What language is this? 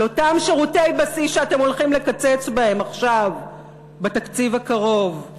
Hebrew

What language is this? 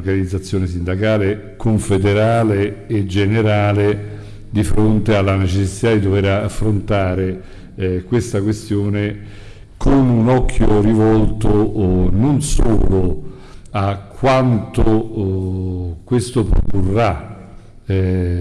Italian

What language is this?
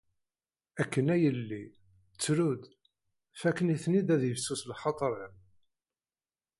Kabyle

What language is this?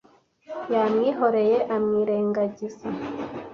Kinyarwanda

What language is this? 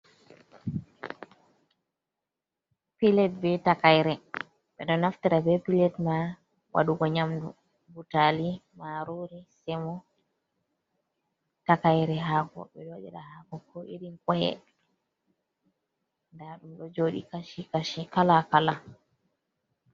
Fula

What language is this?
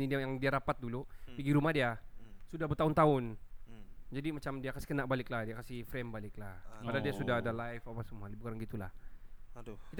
Malay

